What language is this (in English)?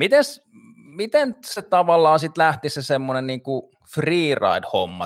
Finnish